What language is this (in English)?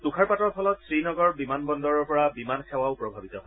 Assamese